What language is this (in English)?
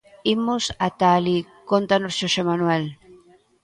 Galician